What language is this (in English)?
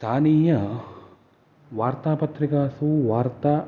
Sanskrit